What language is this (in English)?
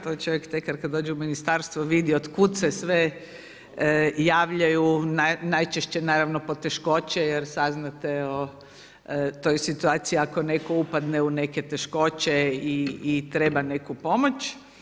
Croatian